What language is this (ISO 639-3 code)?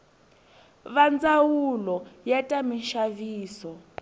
tso